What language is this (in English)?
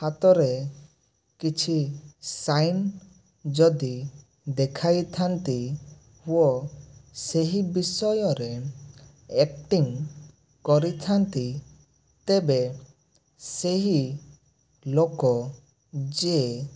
Odia